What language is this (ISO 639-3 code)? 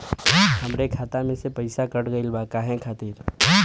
bho